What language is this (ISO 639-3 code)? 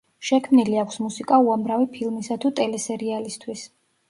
kat